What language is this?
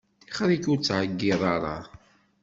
Kabyle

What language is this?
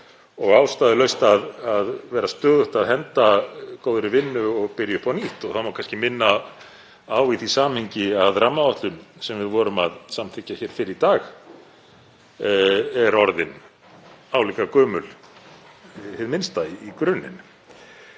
Icelandic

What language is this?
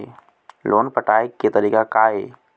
Chhattisgarhi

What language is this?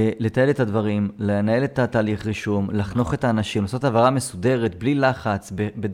Hebrew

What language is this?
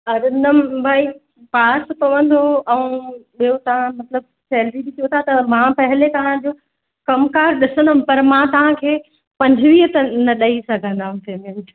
Sindhi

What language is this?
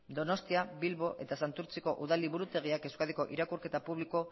Basque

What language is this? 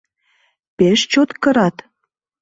Mari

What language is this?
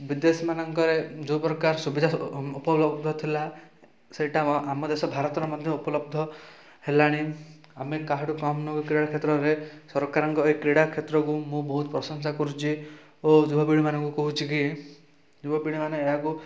Odia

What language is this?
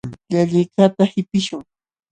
Jauja Wanca Quechua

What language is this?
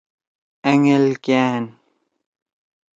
Torwali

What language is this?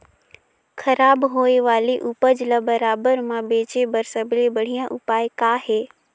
Chhattisgarhi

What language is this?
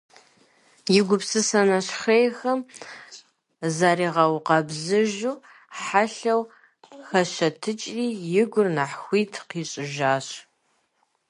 Kabardian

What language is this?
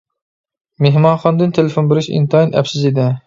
Uyghur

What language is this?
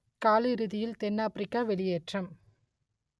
Tamil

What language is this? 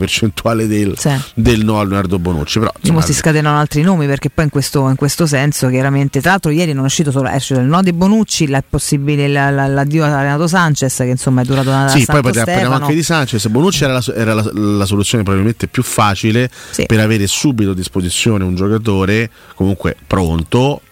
Italian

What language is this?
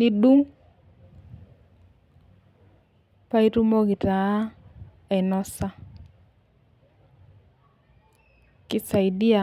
Masai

